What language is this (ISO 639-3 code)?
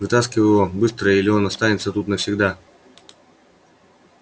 rus